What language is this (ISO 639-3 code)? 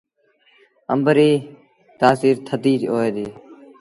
sbn